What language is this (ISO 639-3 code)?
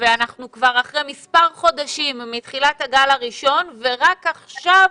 heb